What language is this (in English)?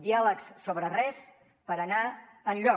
Catalan